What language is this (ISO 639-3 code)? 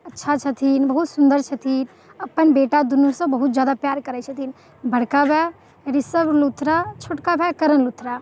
mai